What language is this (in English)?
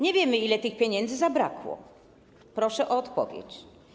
Polish